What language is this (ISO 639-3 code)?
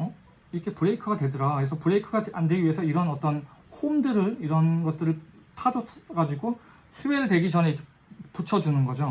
kor